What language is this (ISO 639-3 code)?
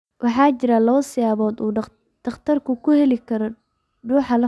som